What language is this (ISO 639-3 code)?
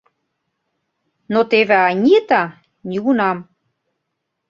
chm